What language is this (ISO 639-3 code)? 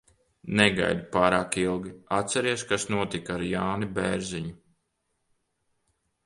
lav